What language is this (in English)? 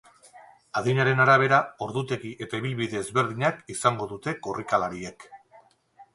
Basque